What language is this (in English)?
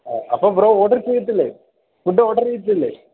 Malayalam